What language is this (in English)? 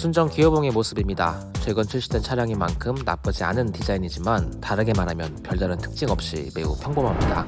Korean